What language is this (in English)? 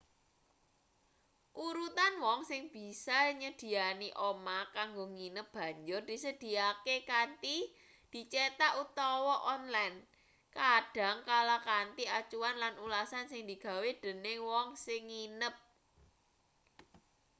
Javanese